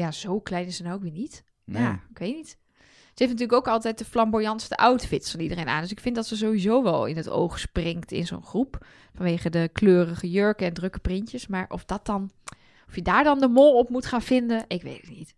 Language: Dutch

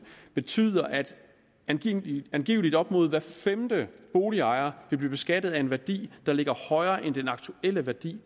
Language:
Danish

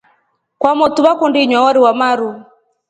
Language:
Rombo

